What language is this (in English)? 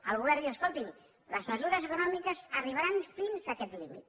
Catalan